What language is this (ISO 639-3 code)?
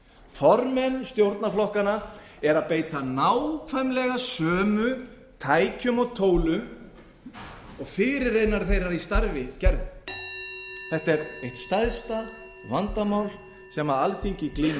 isl